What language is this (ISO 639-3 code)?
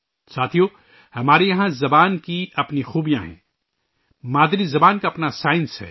urd